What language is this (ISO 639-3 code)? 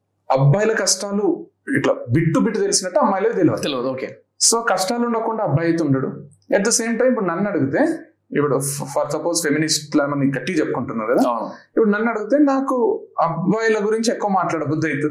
tel